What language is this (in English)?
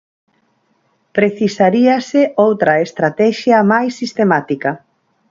Galician